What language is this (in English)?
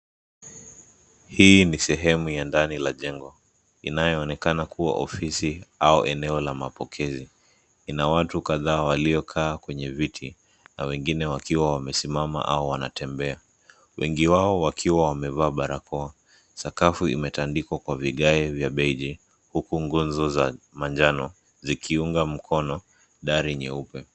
Swahili